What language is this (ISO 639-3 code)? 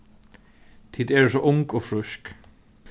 fao